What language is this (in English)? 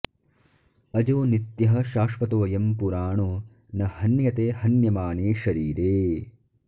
Sanskrit